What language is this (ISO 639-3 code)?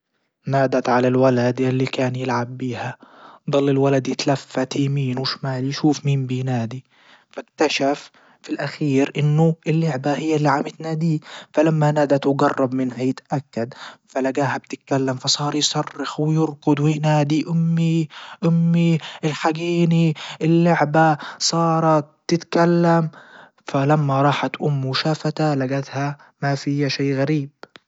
ayl